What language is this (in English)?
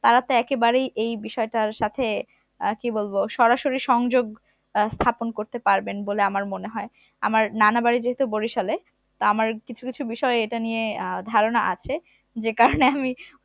Bangla